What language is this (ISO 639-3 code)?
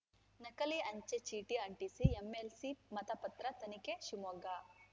kan